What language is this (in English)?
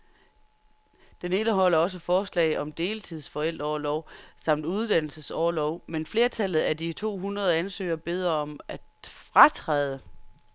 Danish